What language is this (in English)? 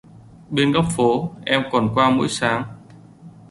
Vietnamese